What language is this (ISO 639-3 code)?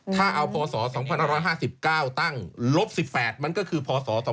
tha